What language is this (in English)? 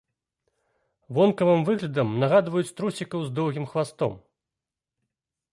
Belarusian